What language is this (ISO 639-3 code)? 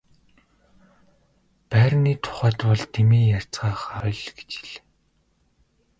mon